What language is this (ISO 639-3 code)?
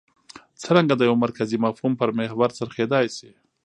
pus